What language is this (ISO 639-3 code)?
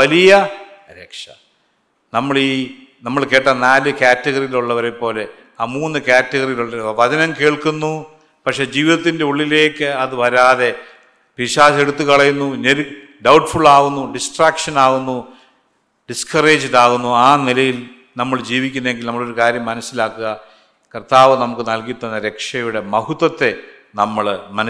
mal